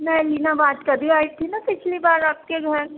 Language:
Urdu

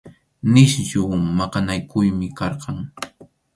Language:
Arequipa-La Unión Quechua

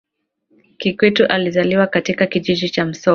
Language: Swahili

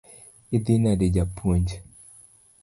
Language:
Luo (Kenya and Tanzania)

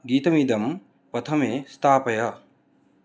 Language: Sanskrit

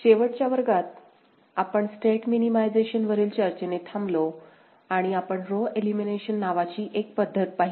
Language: Marathi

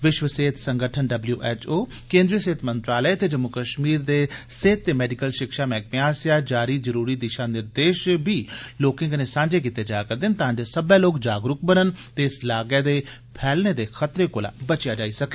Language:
Dogri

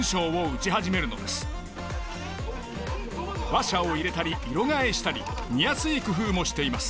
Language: Japanese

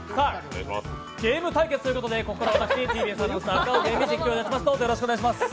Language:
Japanese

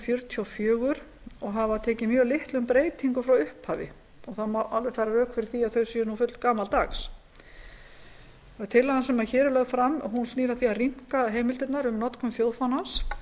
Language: Icelandic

